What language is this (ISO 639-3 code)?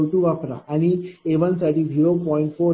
mar